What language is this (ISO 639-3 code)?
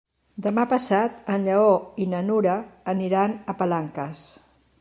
cat